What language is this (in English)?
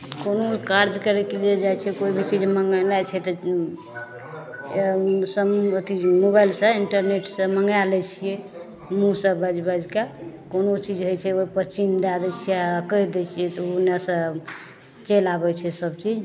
Maithili